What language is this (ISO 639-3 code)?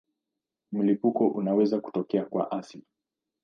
swa